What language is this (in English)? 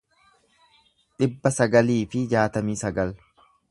Oromo